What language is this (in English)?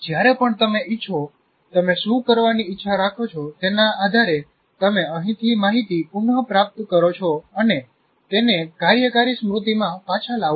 Gujarati